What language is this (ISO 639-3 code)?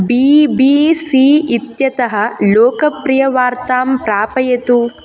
san